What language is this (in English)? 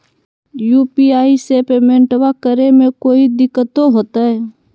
Magahi